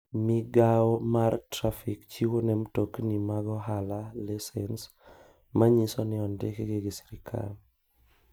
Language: Luo (Kenya and Tanzania)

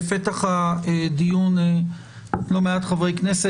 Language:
Hebrew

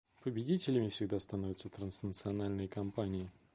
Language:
Russian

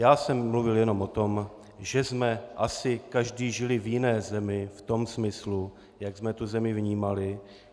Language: Czech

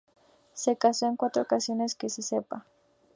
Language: Spanish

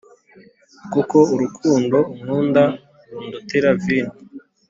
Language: Kinyarwanda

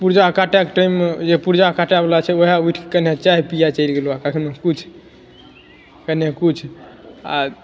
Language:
Maithili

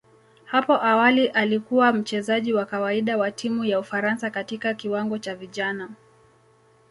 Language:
Swahili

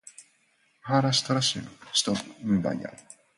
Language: Japanese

